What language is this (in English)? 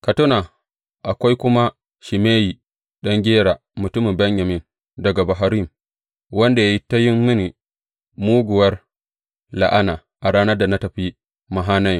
Hausa